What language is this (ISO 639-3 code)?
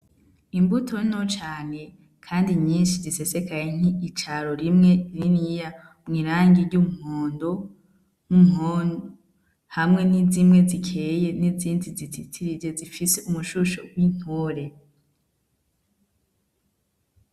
run